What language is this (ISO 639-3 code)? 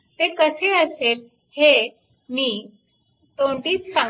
mar